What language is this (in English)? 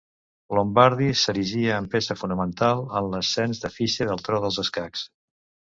Catalan